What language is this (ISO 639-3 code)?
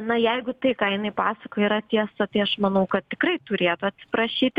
lit